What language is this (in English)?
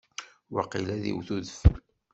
Kabyle